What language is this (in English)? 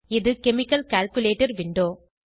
Tamil